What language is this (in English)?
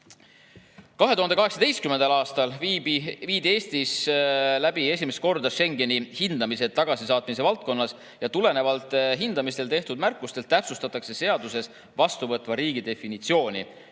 Estonian